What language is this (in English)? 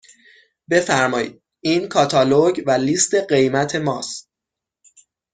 Persian